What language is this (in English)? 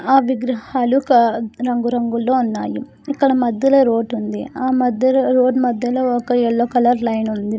Telugu